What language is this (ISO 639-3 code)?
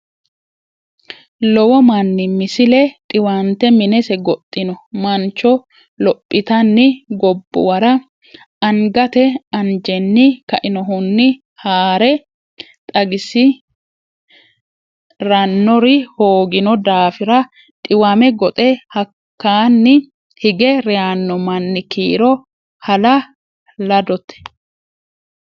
sid